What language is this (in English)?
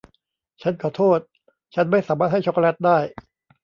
Thai